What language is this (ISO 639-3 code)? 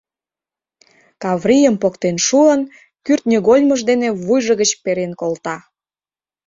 chm